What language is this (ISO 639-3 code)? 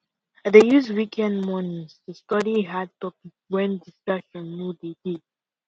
pcm